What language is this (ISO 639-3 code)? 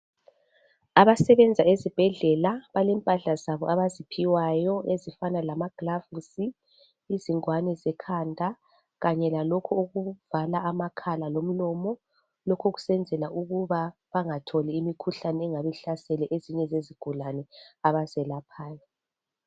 nde